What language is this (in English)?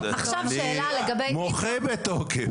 Hebrew